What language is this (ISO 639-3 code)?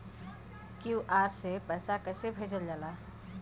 bho